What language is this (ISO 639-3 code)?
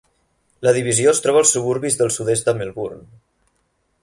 cat